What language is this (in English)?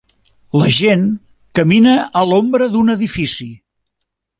Catalan